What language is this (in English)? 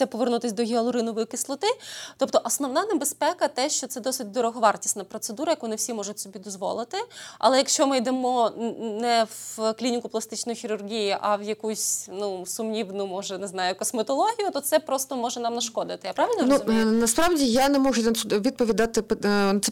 Ukrainian